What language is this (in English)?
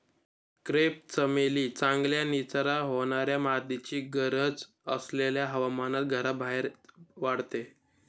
Marathi